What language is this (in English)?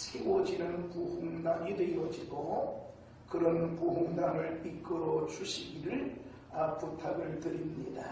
Korean